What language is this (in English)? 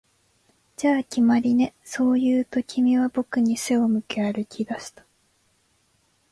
Japanese